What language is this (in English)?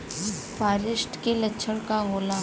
Bhojpuri